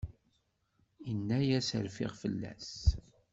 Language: Kabyle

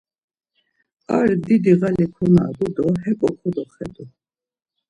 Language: Laz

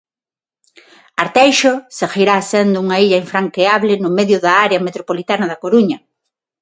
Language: Galician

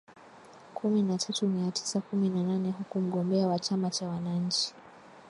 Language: Swahili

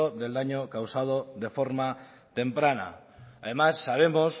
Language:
Spanish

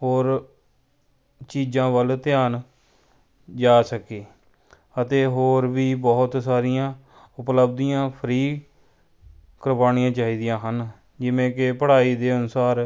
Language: Punjabi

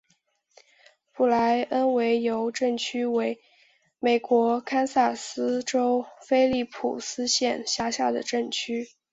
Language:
Chinese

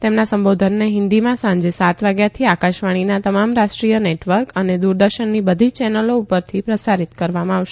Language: Gujarati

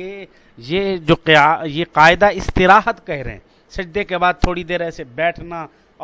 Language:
Urdu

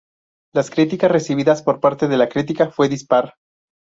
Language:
Spanish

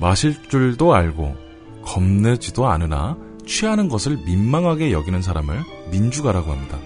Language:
Korean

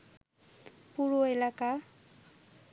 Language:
Bangla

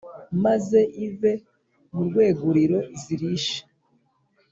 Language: Kinyarwanda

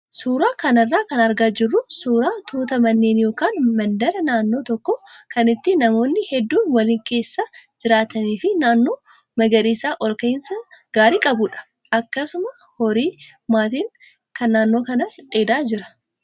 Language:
Oromo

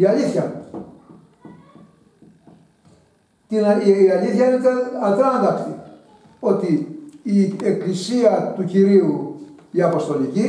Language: Greek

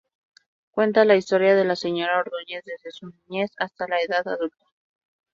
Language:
Spanish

